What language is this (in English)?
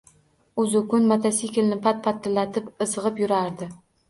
Uzbek